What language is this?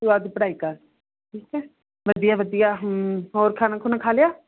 Punjabi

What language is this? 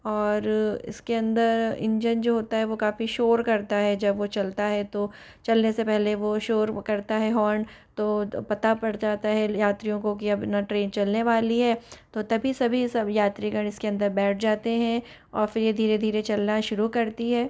Hindi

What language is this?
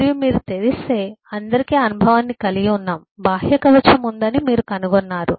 Telugu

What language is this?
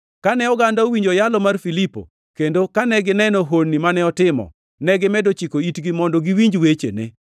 Luo (Kenya and Tanzania)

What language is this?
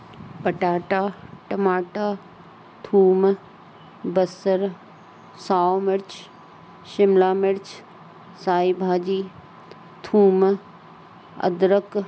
Sindhi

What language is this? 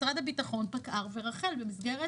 Hebrew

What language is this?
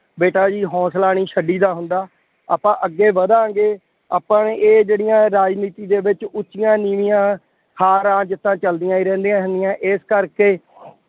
Punjabi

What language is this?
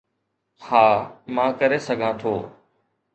Sindhi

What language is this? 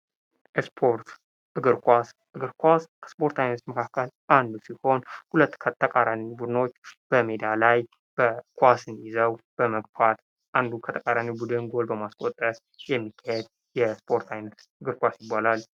Amharic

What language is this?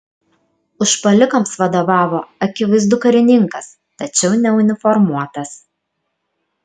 Lithuanian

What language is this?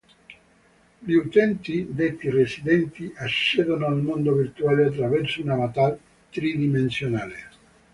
Italian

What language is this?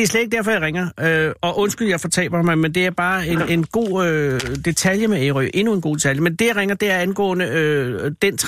Danish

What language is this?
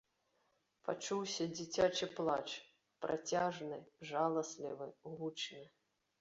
Belarusian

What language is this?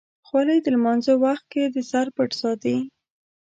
Pashto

